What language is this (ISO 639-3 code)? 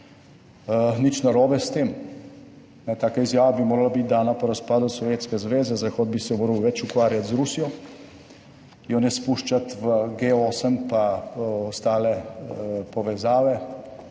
slv